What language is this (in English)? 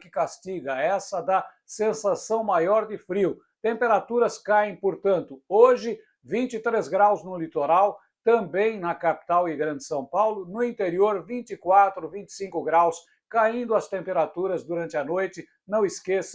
Portuguese